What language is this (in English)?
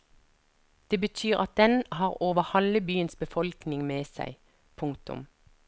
Norwegian